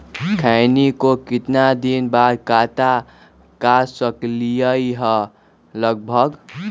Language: Magahi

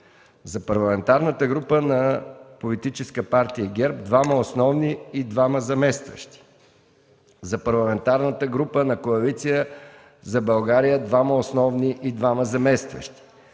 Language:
Bulgarian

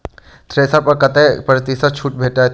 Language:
Maithili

